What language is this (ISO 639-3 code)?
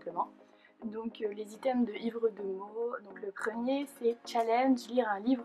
fra